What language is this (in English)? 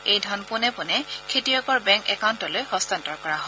Assamese